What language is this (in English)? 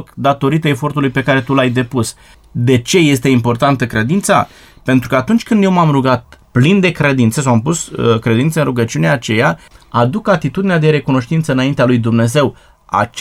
Romanian